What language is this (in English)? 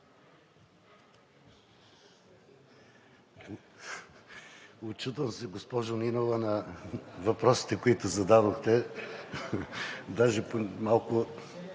Bulgarian